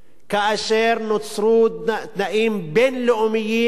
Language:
Hebrew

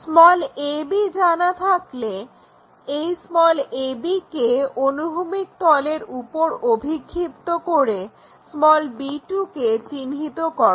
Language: Bangla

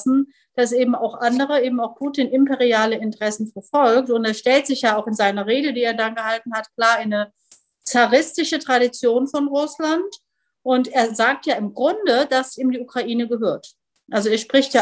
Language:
German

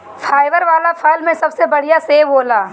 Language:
Bhojpuri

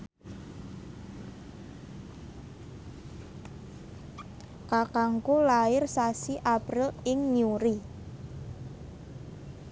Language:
Javanese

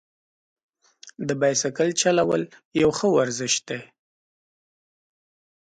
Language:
Pashto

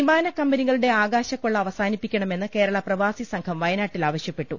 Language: Malayalam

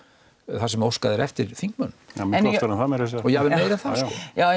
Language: Icelandic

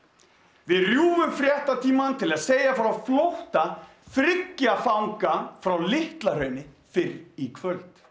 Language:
Icelandic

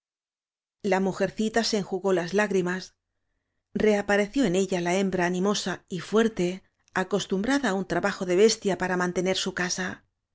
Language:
Spanish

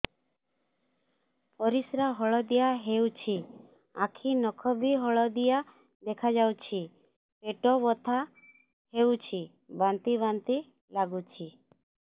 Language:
Odia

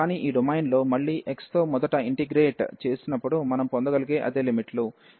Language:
Telugu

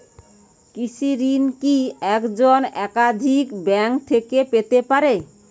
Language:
Bangla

